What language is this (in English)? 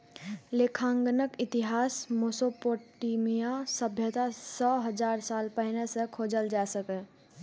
Maithili